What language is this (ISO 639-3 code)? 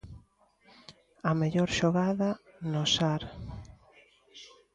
glg